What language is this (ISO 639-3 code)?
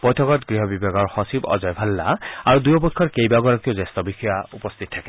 asm